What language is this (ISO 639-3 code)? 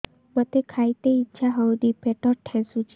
ori